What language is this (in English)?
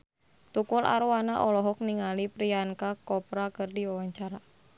Sundanese